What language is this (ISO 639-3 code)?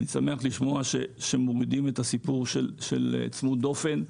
heb